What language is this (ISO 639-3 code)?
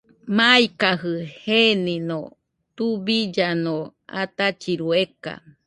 hux